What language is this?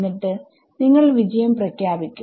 Malayalam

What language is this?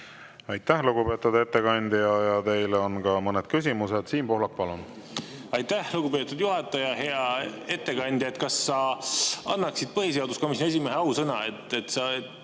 Estonian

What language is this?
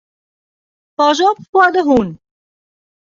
Western Frisian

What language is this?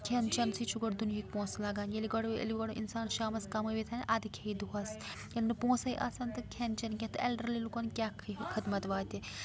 Kashmiri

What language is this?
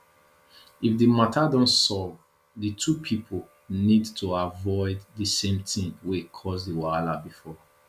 Nigerian Pidgin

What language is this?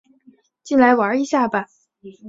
Chinese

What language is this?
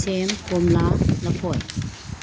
Manipuri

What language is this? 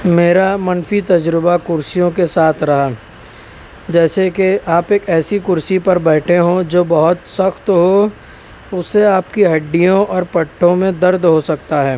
Urdu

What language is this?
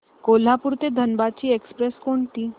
Marathi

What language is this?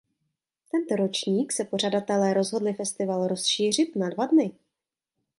Czech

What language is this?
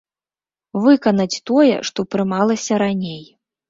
Belarusian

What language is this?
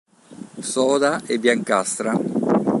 Italian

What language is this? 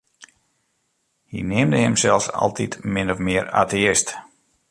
Western Frisian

